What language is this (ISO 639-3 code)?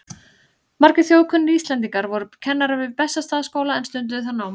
isl